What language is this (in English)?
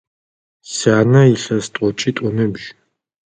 Adyghe